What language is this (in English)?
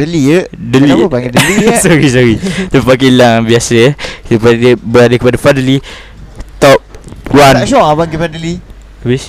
Malay